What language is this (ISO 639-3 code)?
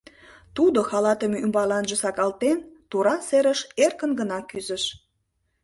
chm